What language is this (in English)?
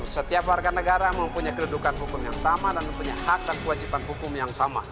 Indonesian